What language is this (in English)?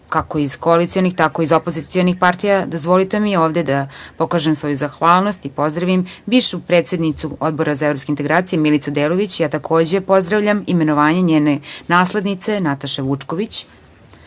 Serbian